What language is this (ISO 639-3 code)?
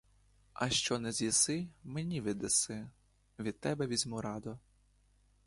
ukr